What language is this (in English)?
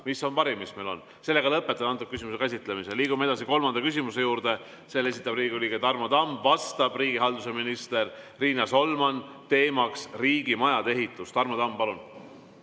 Estonian